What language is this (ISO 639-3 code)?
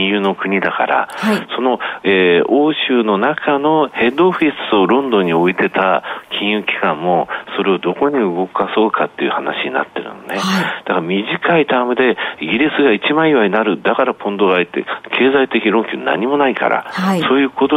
jpn